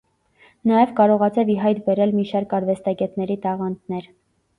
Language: Armenian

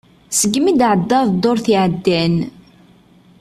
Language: Kabyle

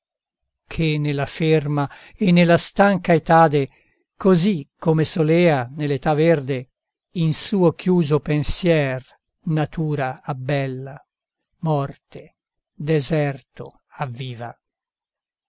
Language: Italian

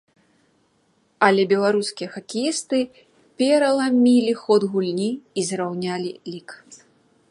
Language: Belarusian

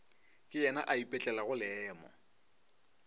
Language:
Northern Sotho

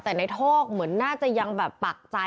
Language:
Thai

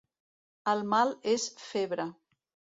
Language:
Catalan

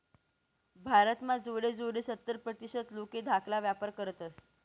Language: Marathi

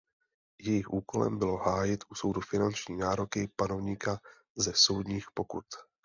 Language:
Czech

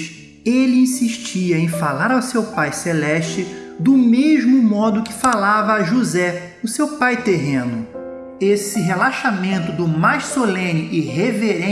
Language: Portuguese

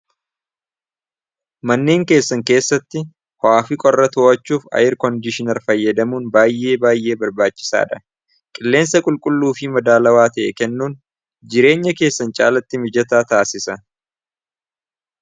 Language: Oromo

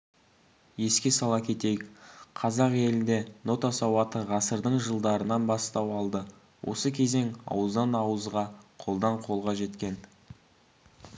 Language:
Kazakh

